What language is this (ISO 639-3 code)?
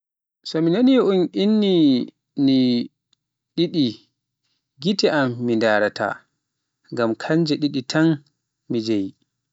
fuf